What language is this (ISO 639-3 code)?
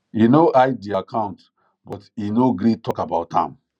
pcm